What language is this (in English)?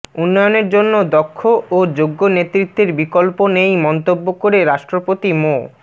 Bangla